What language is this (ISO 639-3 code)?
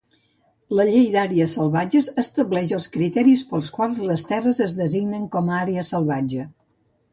cat